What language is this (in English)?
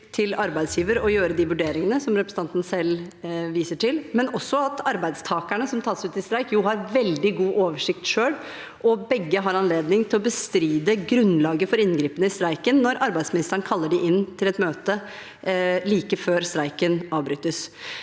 Norwegian